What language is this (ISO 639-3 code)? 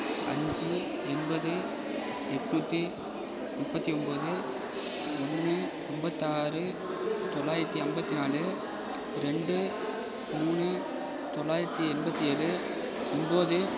tam